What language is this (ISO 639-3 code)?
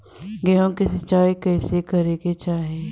bho